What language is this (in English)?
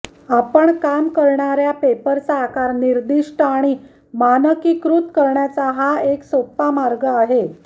Marathi